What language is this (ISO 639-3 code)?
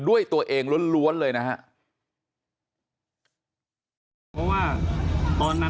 tha